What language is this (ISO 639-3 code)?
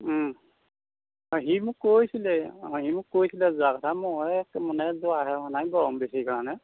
asm